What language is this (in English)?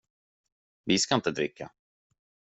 Swedish